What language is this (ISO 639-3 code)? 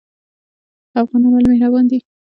pus